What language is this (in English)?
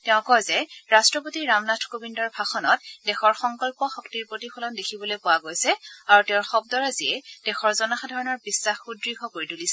Assamese